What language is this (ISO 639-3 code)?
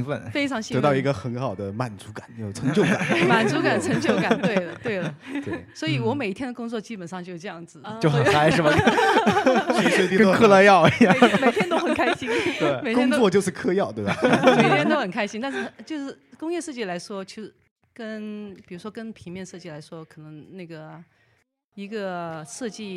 zho